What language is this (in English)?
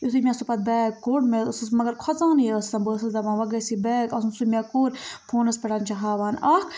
Kashmiri